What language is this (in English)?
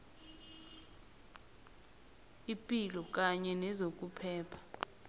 South Ndebele